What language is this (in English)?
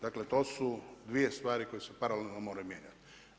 Croatian